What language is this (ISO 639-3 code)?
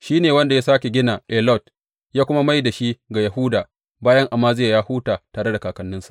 hau